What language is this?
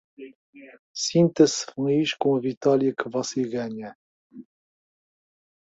Portuguese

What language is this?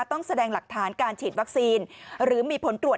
Thai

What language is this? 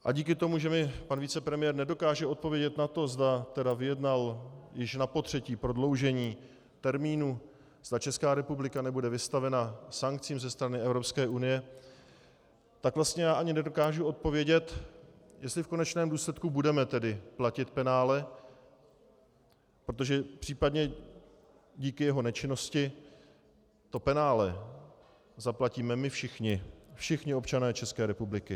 Czech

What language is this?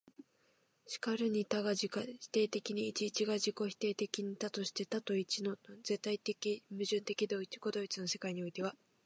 Japanese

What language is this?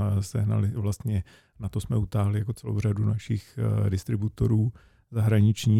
Czech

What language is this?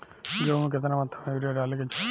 Bhojpuri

